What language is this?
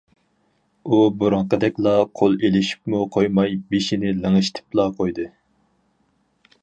Uyghur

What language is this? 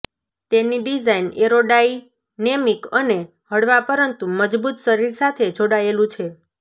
Gujarati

